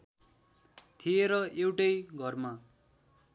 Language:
Nepali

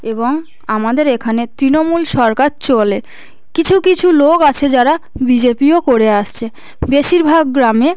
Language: Bangla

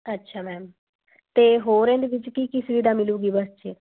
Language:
Punjabi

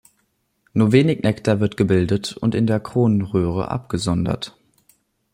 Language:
German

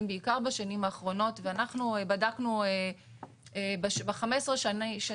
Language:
Hebrew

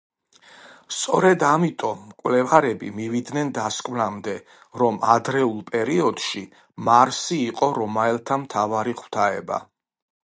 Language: Georgian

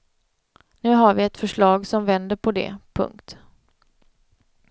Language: Swedish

